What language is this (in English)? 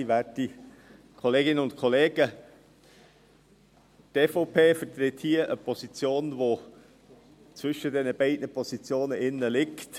Swiss German